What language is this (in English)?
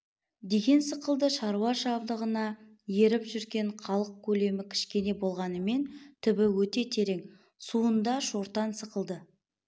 Kazakh